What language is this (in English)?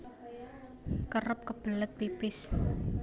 Javanese